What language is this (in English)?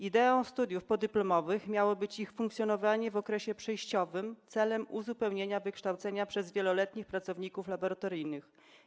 Polish